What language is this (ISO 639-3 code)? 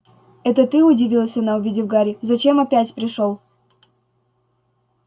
rus